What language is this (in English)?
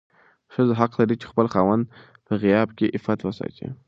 Pashto